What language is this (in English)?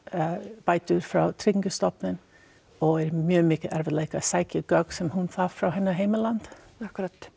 Icelandic